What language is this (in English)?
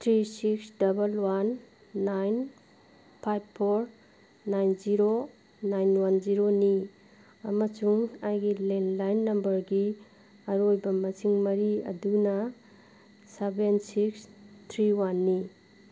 Manipuri